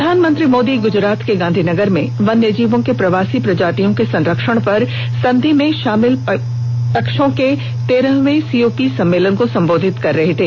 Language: Hindi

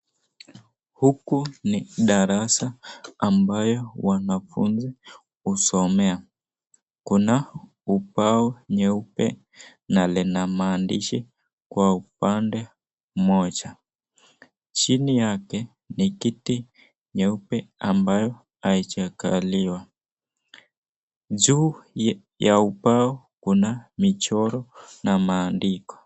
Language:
Swahili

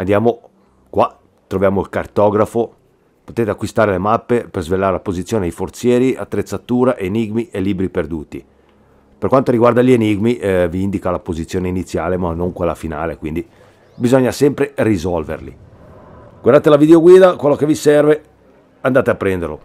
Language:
Italian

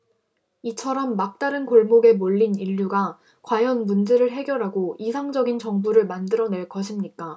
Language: Korean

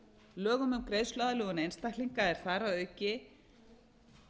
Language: Icelandic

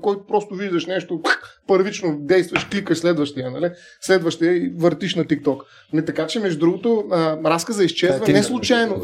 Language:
Bulgarian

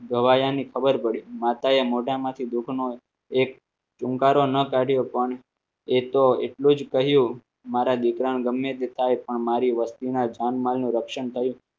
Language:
Gujarati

